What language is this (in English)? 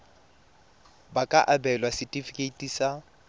Tswana